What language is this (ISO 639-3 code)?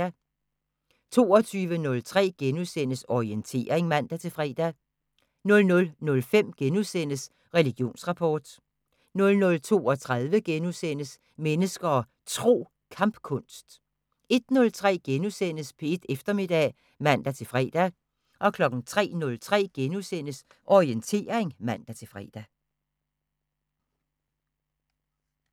dan